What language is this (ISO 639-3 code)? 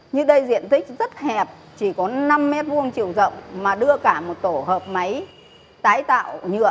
vie